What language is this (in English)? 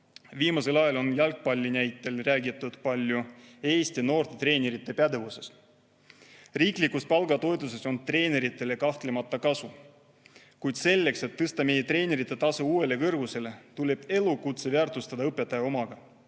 Estonian